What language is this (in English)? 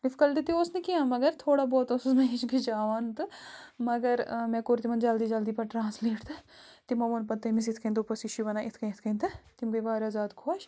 Kashmiri